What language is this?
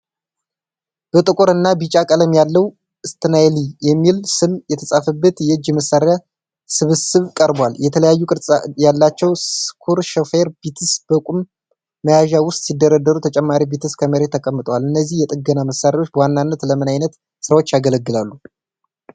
Amharic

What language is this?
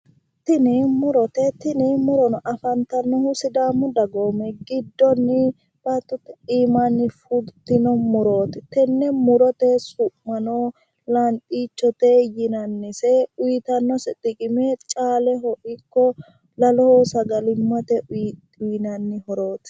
Sidamo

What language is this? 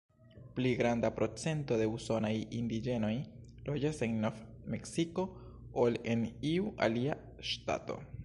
Esperanto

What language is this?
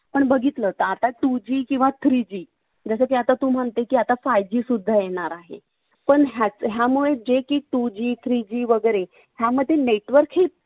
Marathi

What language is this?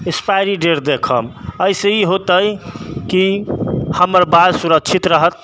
Maithili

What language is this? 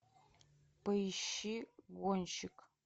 Russian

